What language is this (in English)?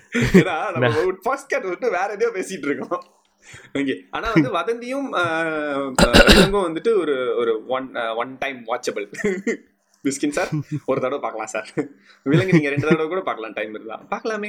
Tamil